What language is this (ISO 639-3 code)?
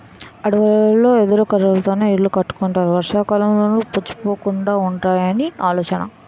tel